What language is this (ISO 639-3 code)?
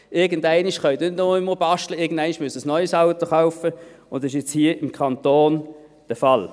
gsw